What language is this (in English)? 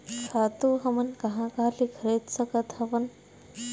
Chhattisgarhi